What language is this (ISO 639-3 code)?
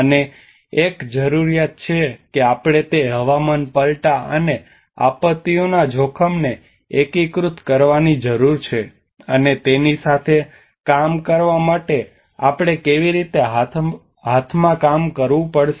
guj